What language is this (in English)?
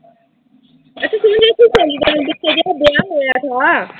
Punjabi